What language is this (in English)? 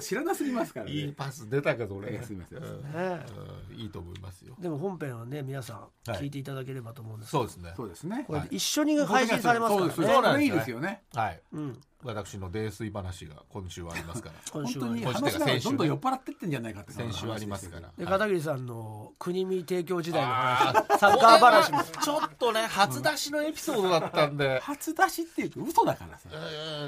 Japanese